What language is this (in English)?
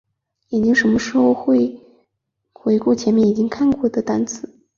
Chinese